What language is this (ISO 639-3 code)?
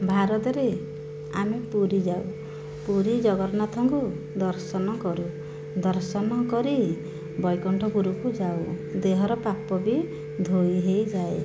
ori